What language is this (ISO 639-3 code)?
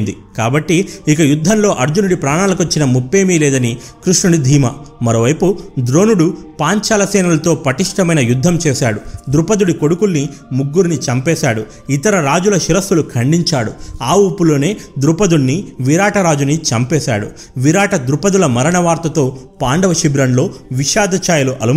tel